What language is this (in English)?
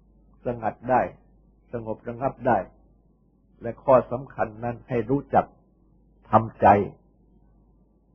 Thai